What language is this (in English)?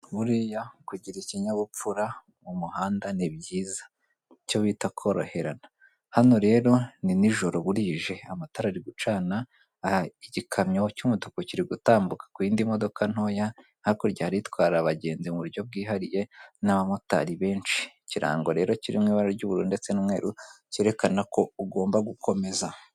Kinyarwanda